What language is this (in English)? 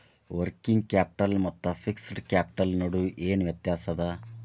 Kannada